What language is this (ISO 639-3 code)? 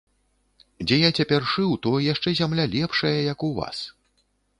bel